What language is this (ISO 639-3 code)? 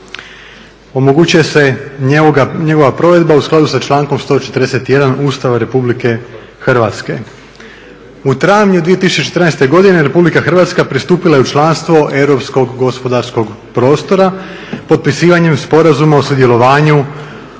hrv